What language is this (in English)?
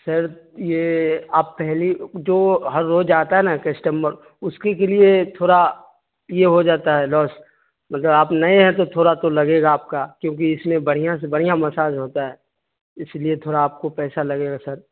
Urdu